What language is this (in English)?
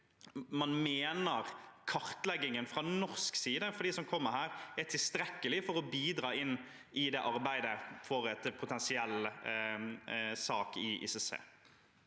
Norwegian